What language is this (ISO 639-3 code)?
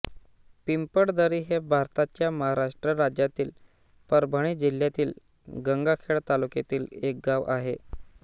mar